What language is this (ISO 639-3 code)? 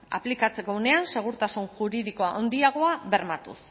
eus